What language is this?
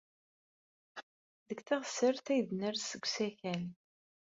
Kabyle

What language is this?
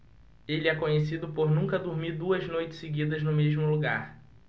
Portuguese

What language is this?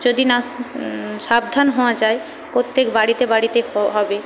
Bangla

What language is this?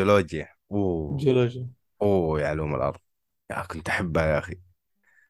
Arabic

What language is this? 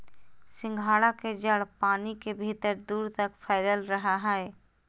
Magahi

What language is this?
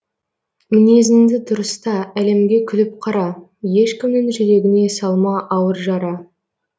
Kazakh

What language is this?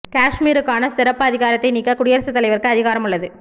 Tamil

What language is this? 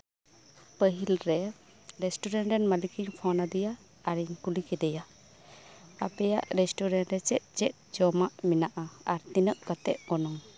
Santali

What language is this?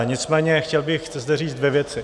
Czech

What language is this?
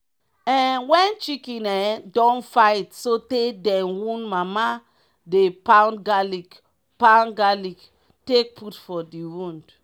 Nigerian Pidgin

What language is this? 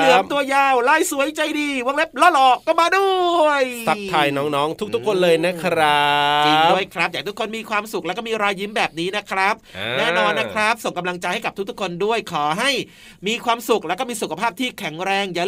Thai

